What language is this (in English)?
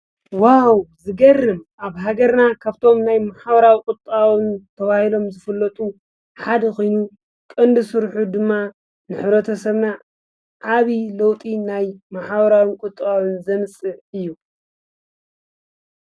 Tigrinya